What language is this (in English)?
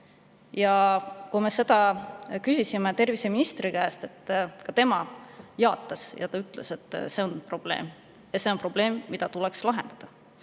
Estonian